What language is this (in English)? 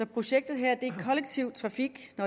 Danish